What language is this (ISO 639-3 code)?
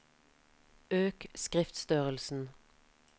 nor